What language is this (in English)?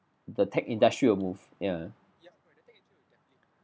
English